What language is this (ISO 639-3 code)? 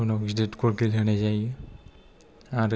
brx